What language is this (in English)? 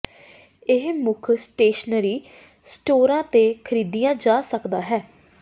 Punjabi